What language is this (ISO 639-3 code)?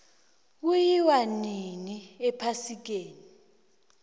nbl